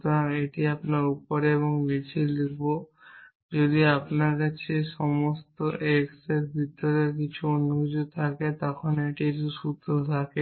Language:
Bangla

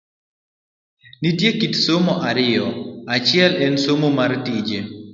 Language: Luo (Kenya and Tanzania)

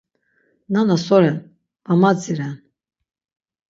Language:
Laz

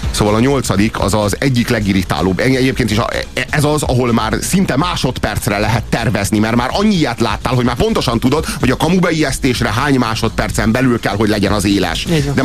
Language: Hungarian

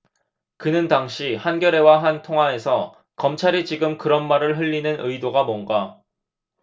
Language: Korean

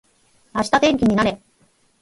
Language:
Japanese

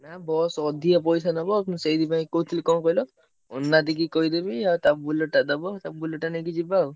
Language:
Odia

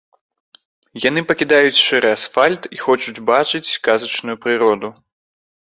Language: Belarusian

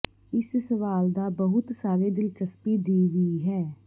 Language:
Punjabi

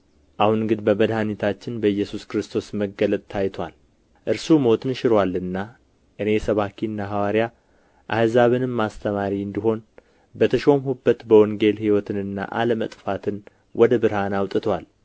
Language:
Amharic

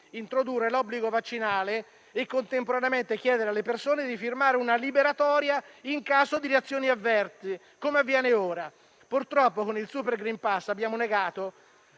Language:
Italian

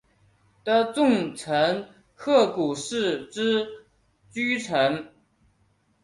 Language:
Chinese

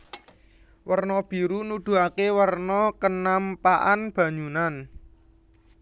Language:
Javanese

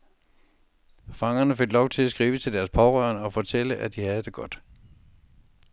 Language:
Danish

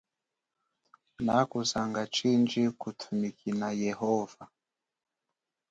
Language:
Chokwe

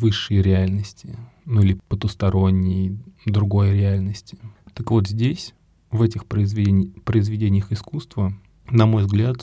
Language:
Russian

